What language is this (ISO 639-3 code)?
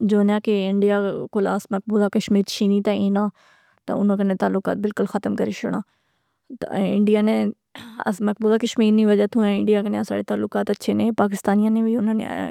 phr